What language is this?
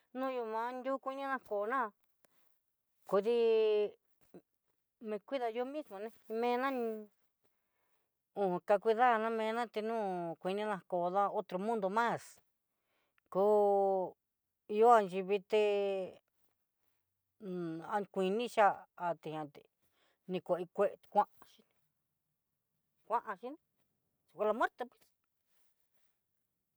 Southeastern Nochixtlán Mixtec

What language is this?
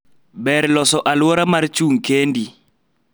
Luo (Kenya and Tanzania)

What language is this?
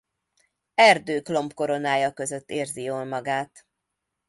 Hungarian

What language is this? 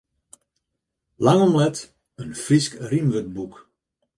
Western Frisian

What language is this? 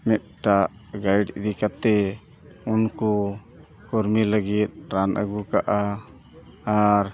Santali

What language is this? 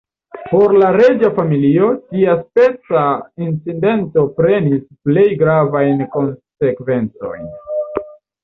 Esperanto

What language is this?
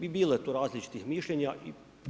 Croatian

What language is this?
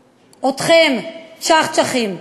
Hebrew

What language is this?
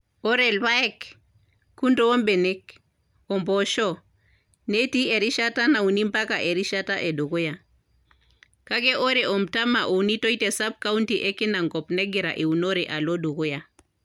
Masai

